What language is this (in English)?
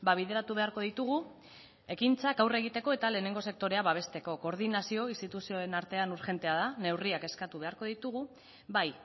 Basque